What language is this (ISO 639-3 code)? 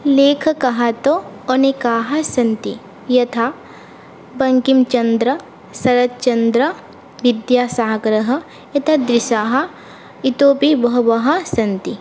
san